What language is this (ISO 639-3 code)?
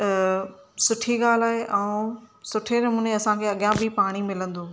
snd